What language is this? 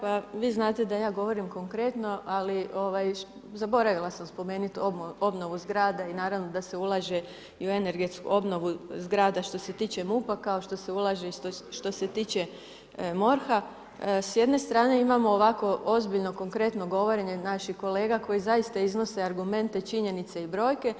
Croatian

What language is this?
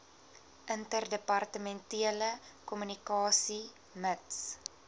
Afrikaans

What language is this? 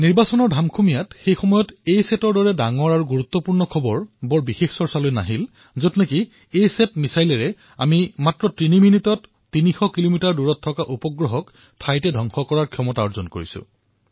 Assamese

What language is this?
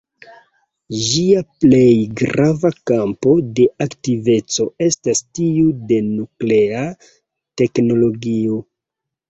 Esperanto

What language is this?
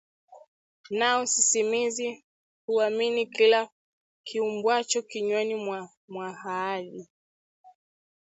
Swahili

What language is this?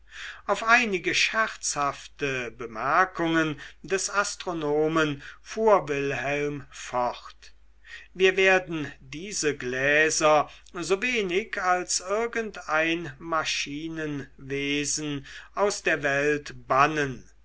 German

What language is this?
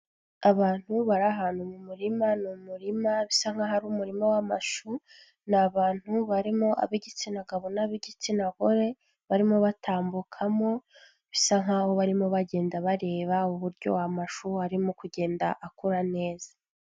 Kinyarwanda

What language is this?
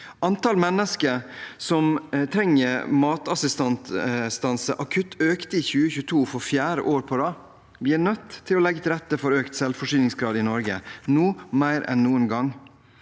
Norwegian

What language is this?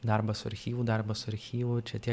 Lithuanian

